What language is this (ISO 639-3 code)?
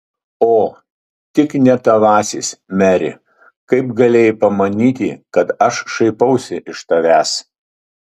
lit